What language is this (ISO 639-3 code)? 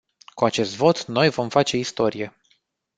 ron